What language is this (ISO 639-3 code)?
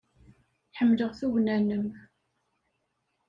kab